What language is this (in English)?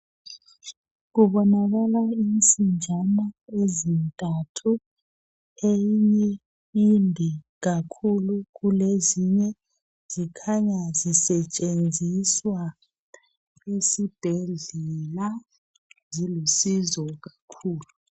North Ndebele